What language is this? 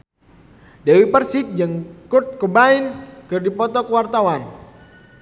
Sundanese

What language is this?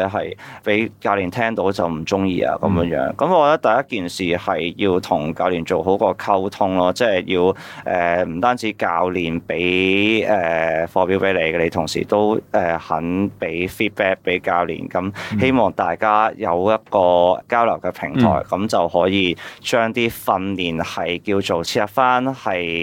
Chinese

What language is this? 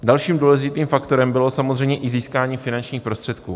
Czech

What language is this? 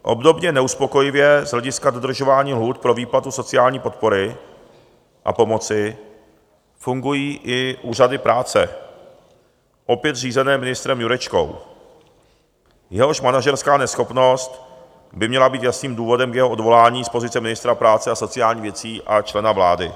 Czech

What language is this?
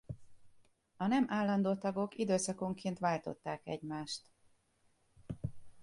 Hungarian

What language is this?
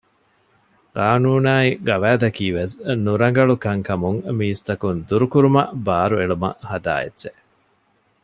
Divehi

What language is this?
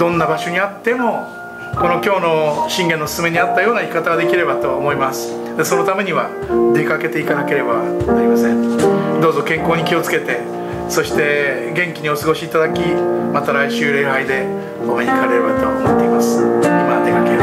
Japanese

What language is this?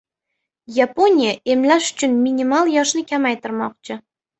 Uzbek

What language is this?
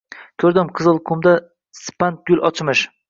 Uzbek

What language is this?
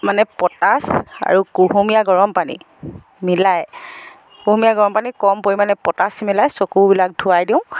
Assamese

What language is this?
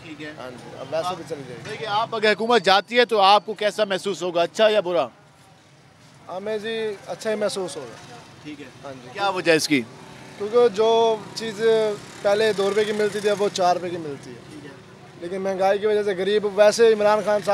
Hindi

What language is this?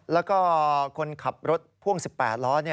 Thai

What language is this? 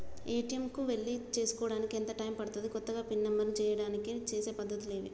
Telugu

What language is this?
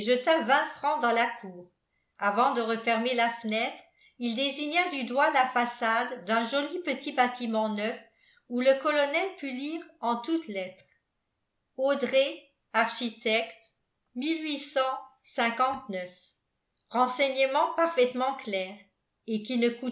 French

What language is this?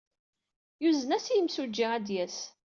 Kabyle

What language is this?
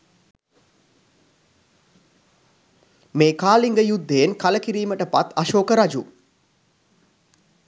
Sinhala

